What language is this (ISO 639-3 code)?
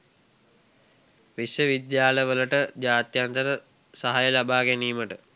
sin